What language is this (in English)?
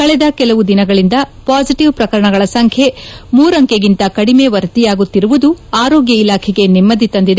Kannada